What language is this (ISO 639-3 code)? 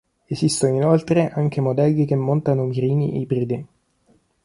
ita